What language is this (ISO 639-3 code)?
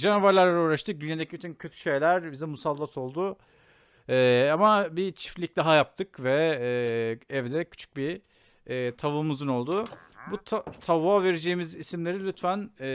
tur